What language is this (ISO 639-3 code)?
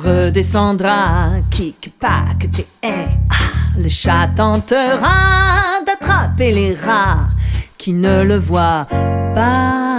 fra